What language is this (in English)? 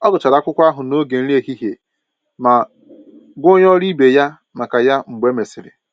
Igbo